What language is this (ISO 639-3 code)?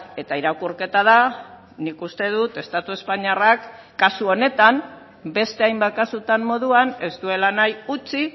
eus